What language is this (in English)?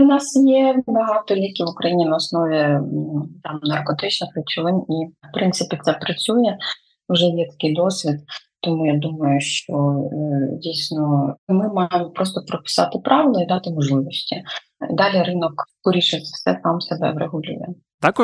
Ukrainian